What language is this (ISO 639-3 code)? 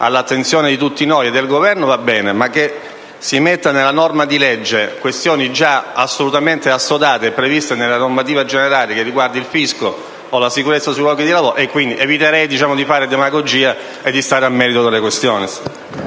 ita